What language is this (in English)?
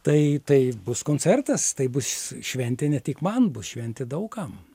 Lithuanian